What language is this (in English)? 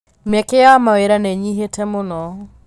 Kikuyu